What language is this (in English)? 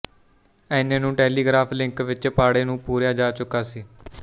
Punjabi